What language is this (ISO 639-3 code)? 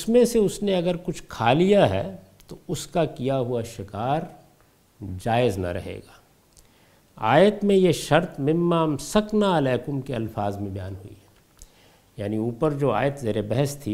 urd